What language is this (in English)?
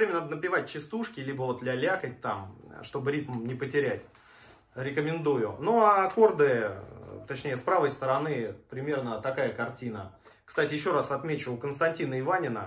Russian